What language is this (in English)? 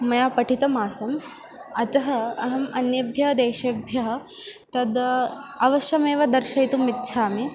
Sanskrit